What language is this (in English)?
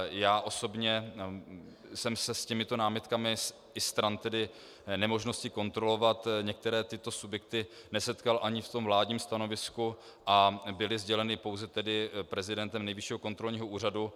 Czech